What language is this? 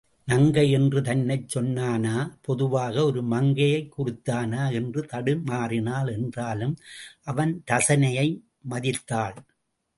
Tamil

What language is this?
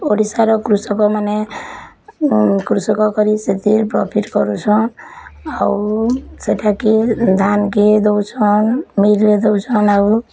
Odia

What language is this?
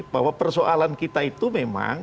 Indonesian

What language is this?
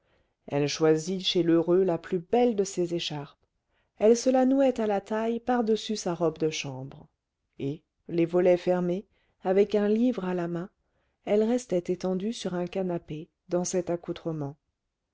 French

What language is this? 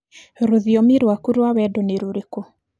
Kikuyu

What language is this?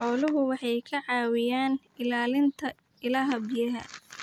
Somali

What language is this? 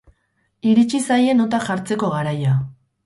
Basque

